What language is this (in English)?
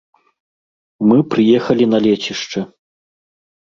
Belarusian